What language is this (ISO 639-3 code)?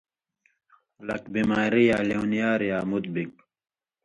mvy